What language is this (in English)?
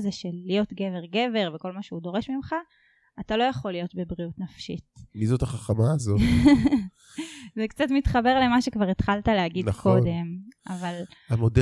Hebrew